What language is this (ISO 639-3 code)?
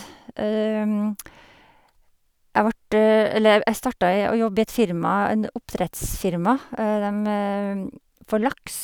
nor